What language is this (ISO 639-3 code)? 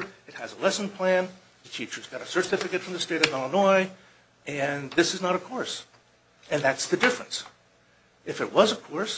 eng